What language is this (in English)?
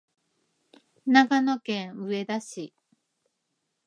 Japanese